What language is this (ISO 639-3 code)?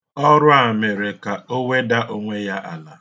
ibo